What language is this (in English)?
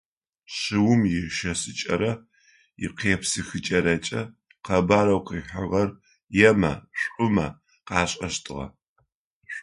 Adyghe